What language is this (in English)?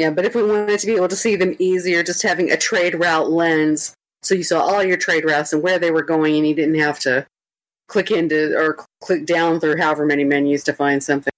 English